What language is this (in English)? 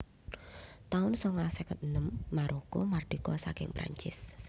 Javanese